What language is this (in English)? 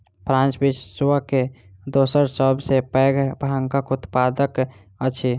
Maithili